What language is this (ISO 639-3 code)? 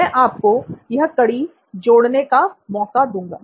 hin